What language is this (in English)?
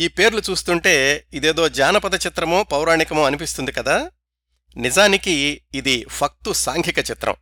Telugu